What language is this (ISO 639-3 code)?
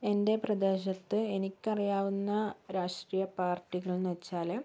mal